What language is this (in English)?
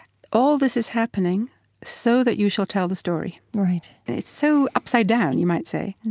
English